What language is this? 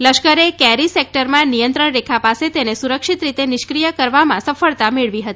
Gujarati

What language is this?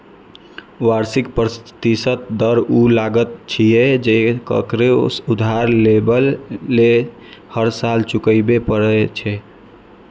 Maithili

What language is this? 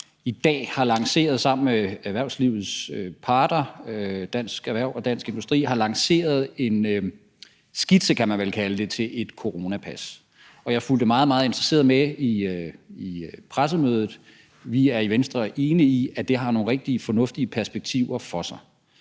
Danish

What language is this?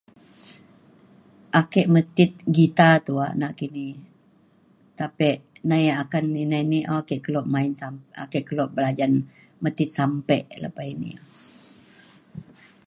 Mainstream Kenyah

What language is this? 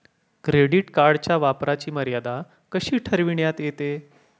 Marathi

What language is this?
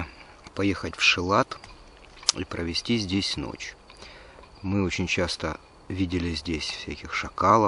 Russian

